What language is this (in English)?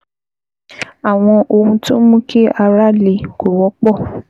Yoruba